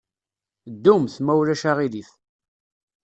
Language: Kabyle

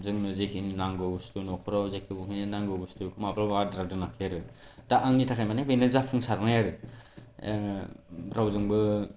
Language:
Bodo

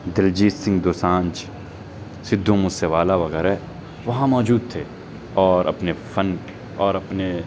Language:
Urdu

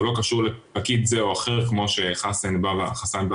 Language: Hebrew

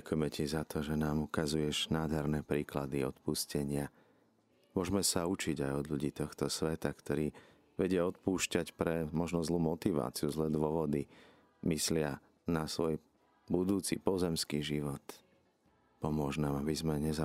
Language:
Slovak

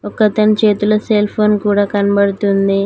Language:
Telugu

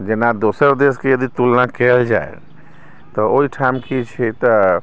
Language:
Maithili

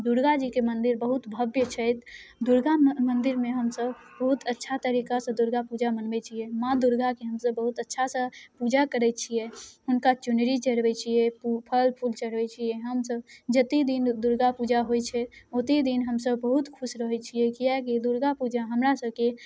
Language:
Maithili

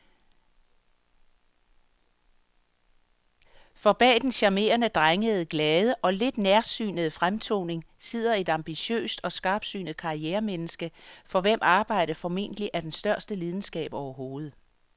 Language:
Danish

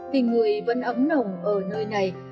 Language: Vietnamese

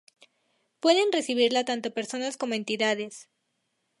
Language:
Spanish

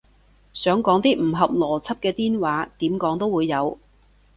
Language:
Cantonese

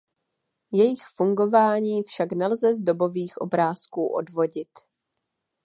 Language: Czech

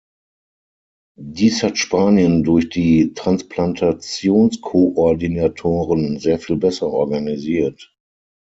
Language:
German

